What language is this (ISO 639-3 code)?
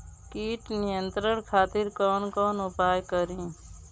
bho